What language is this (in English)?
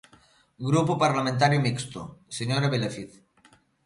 Galician